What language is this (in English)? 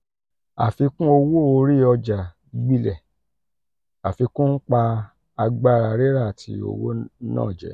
Yoruba